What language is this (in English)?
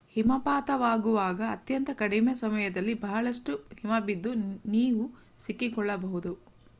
Kannada